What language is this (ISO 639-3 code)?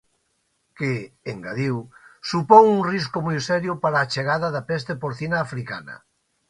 glg